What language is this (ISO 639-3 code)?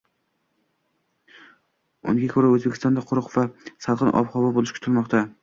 uzb